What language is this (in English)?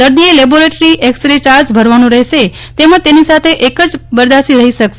Gujarati